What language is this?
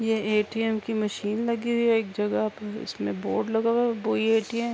Urdu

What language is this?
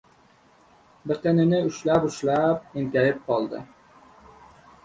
Uzbek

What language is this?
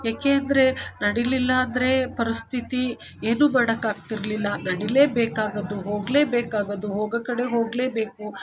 Kannada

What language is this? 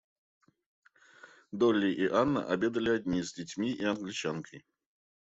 Russian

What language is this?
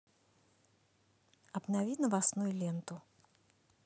Russian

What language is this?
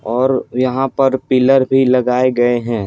Hindi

